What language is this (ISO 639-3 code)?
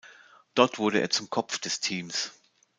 deu